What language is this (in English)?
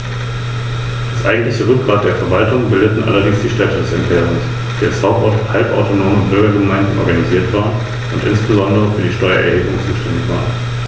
German